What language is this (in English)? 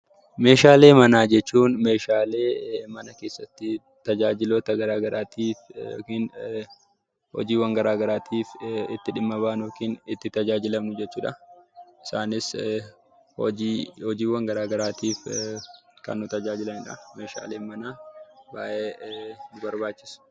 Oromo